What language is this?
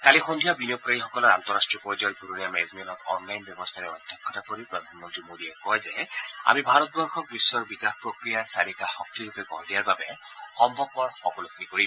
Assamese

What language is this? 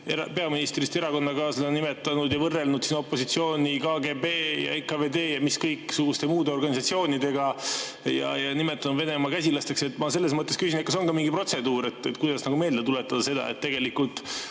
Estonian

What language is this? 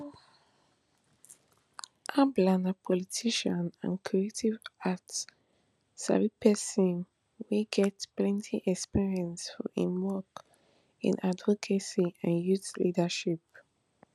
Nigerian Pidgin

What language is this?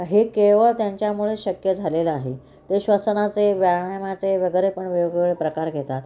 Marathi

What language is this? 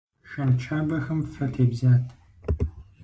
Kabardian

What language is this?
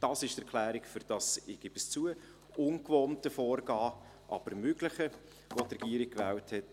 Swiss German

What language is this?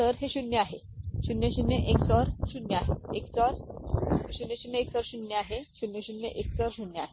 Marathi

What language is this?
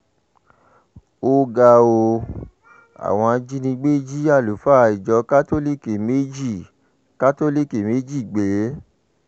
Yoruba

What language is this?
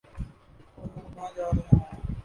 Urdu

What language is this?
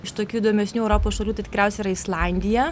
Lithuanian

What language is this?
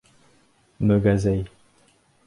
Bashkir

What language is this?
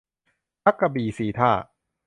Thai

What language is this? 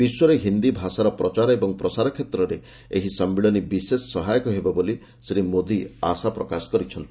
Odia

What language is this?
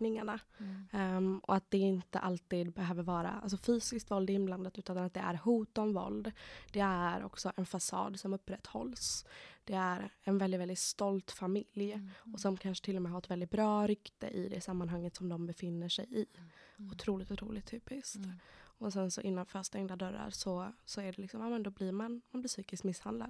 Swedish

